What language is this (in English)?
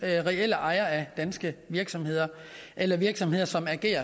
Danish